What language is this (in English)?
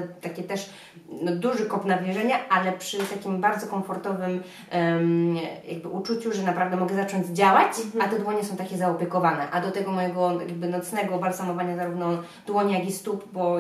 Polish